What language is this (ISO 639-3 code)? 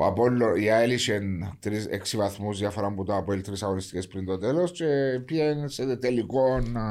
ell